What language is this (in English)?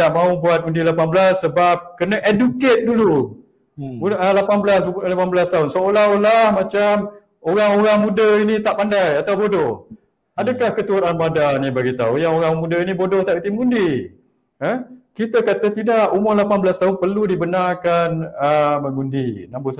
Malay